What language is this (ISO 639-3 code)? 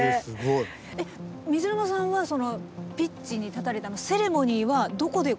jpn